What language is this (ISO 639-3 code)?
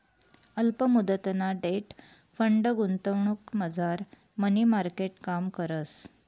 mar